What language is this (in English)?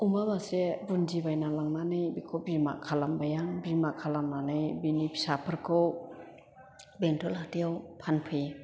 Bodo